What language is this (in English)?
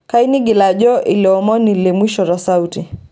Masai